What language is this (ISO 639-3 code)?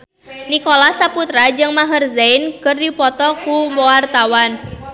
sun